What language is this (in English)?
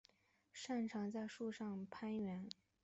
Chinese